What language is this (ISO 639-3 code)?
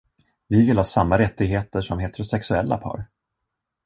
swe